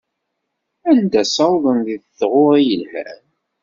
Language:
Kabyle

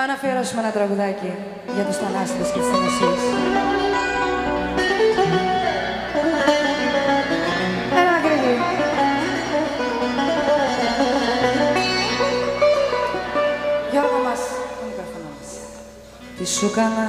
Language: Greek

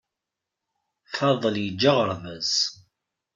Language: Kabyle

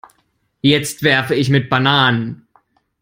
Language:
German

